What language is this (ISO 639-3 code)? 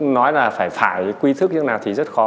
vie